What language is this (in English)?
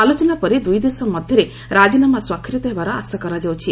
Odia